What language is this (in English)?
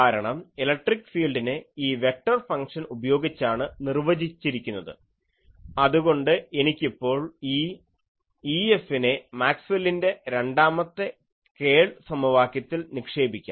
Malayalam